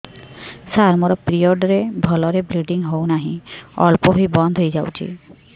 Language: Odia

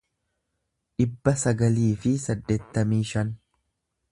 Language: Oromo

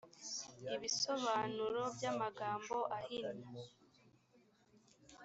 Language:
Kinyarwanda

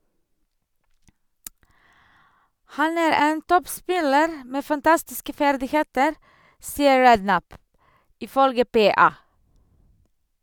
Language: Norwegian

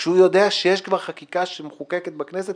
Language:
Hebrew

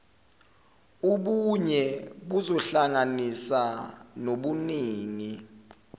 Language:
Zulu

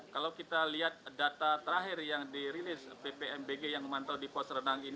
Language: Indonesian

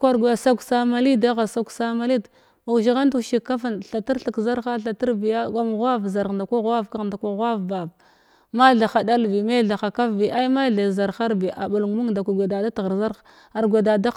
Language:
Glavda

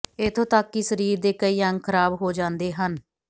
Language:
Punjabi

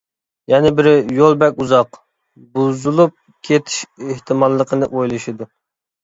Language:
Uyghur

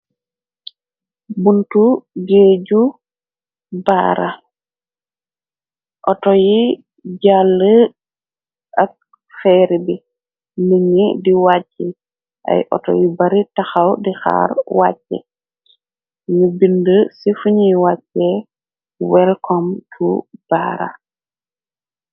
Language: Wolof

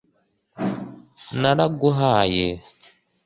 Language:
Kinyarwanda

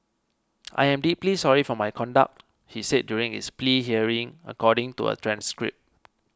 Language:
English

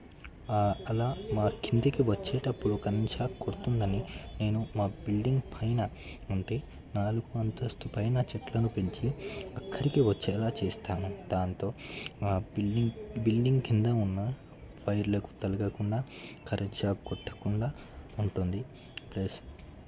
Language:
Telugu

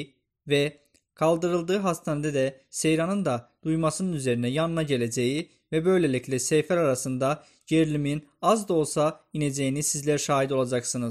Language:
Turkish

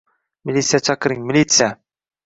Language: Uzbek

